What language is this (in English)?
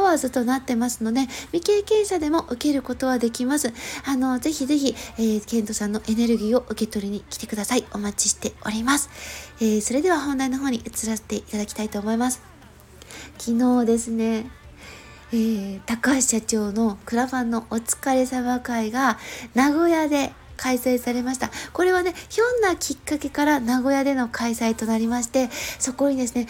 Japanese